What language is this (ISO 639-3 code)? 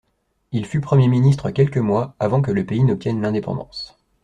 fra